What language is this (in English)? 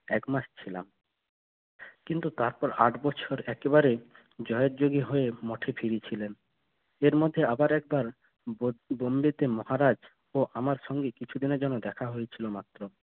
Bangla